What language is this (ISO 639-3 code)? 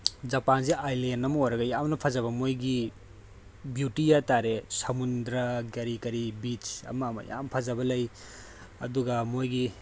mni